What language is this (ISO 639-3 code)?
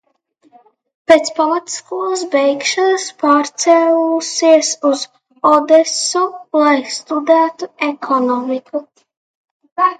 lav